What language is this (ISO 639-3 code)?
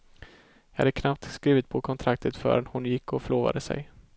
swe